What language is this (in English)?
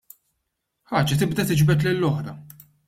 Maltese